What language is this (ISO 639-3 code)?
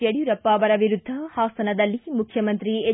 kan